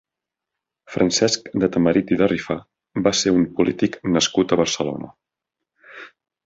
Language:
Catalan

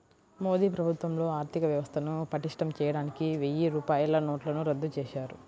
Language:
Telugu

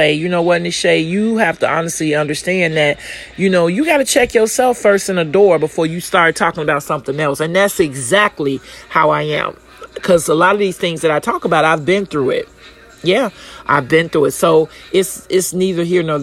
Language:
English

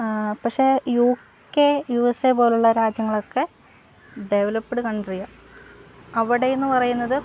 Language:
Malayalam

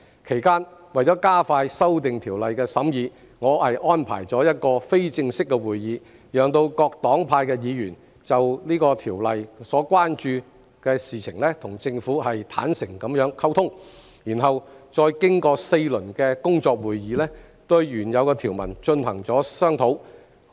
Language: Cantonese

